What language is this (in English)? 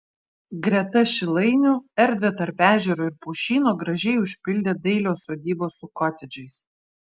Lithuanian